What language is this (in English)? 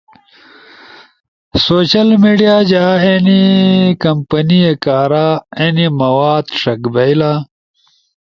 Ushojo